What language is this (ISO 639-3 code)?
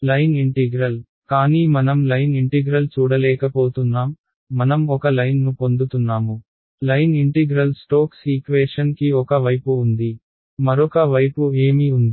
tel